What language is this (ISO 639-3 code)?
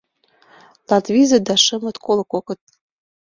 chm